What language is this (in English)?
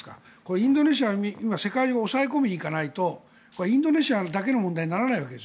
Japanese